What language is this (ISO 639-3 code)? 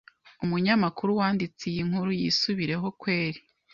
kin